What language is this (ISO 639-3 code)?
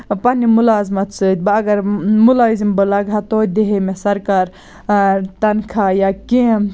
kas